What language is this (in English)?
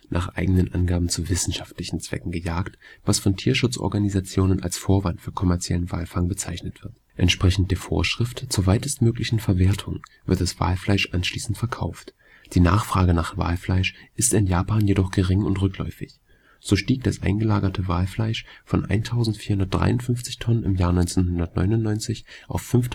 German